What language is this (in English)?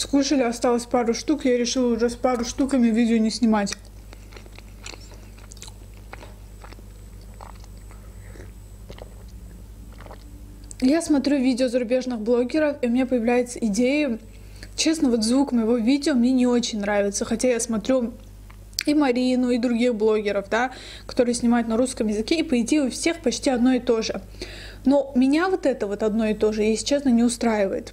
Russian